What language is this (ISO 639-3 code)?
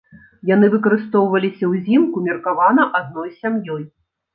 bel